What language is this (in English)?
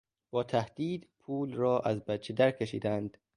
Persian